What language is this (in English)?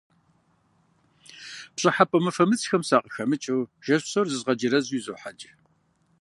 Kabardian